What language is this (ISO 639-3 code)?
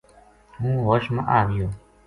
gju